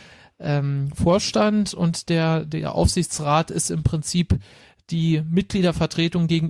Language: German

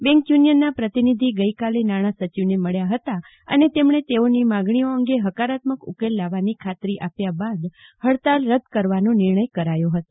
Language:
Gujarati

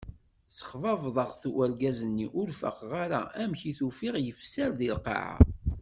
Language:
Kabyle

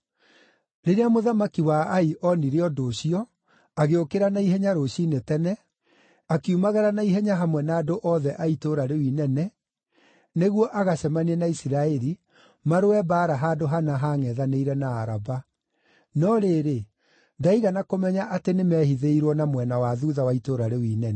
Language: Kikuyu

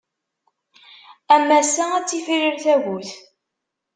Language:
Kabyle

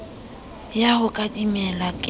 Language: Southern Sotho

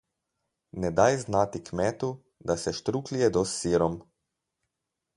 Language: Slovenian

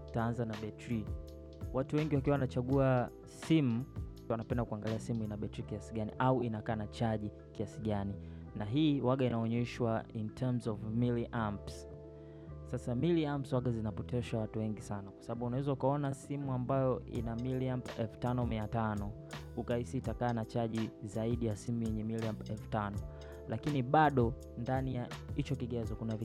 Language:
Swahili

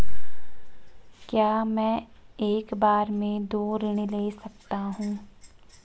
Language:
Hindi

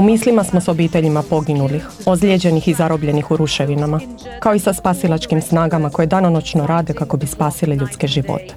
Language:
Croatian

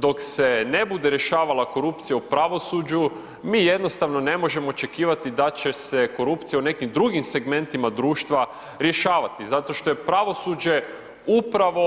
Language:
Croatian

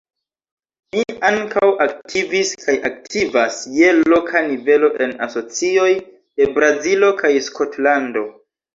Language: Esperanto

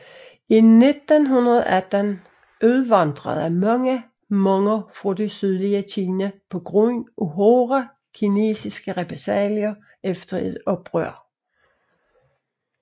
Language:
Danish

